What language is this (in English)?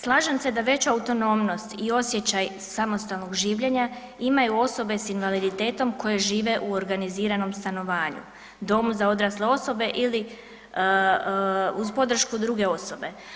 Croatian